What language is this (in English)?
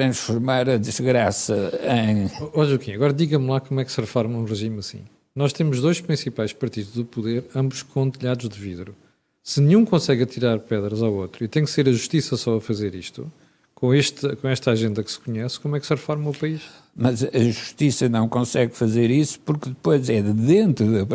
Portuguese